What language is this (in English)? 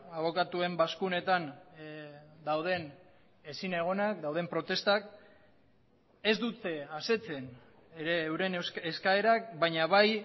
Basque